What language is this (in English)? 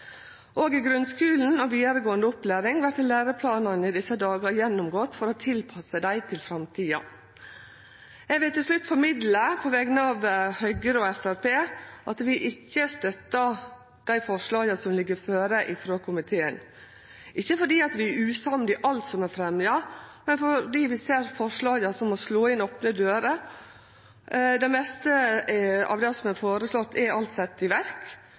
Norwegian Nynorsk